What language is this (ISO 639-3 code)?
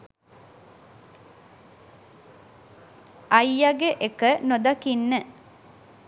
sin